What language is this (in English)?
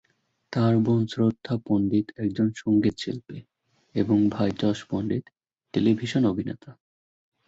Bangla